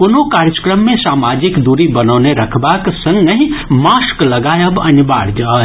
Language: Maithili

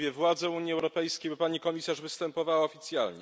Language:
Polish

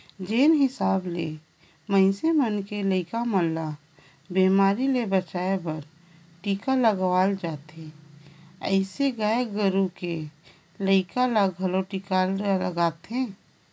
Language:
Chhattisgarhi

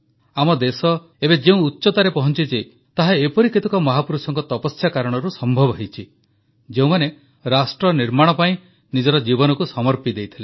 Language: Odia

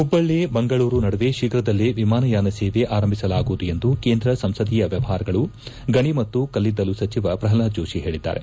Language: Kannada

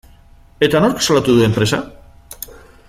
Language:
Basque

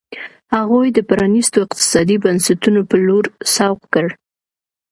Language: Pashto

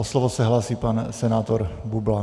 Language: Czech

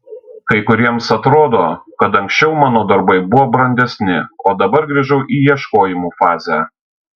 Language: Lithuanian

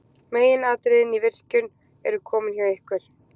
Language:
Icelandic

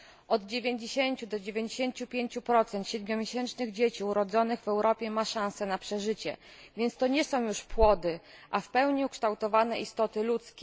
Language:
Polish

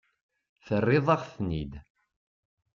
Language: Kabyle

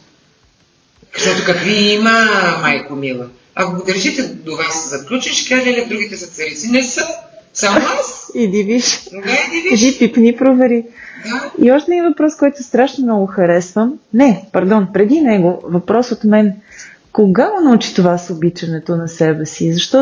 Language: Bulgarian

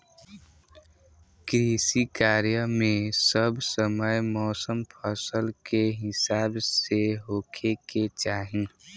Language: Bhojpuri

